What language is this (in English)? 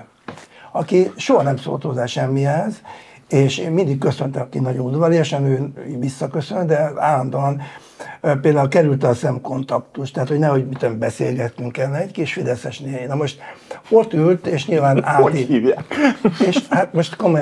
Hungarian